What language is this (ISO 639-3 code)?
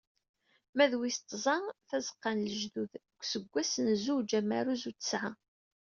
kab